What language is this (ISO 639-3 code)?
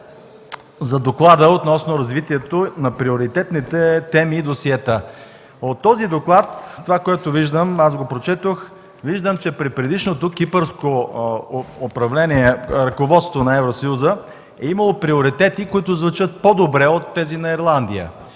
bul